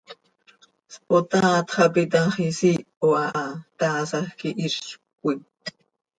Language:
Seri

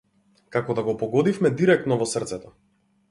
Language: Macedonian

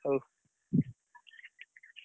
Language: Odia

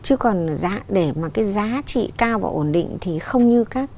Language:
Vietnamese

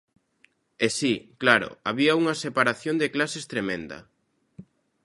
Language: Galician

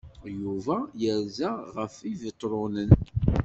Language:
Kabyle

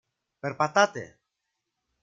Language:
Greek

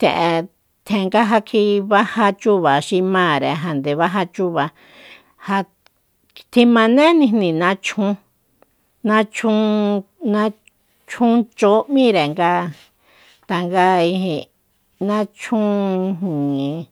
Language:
Soyaltepec Mazatec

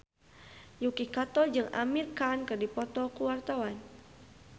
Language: Sundanese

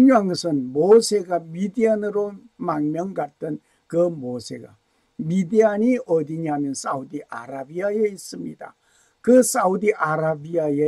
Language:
Korean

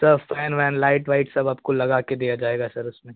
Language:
Hindi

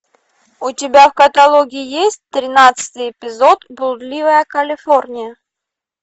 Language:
Russian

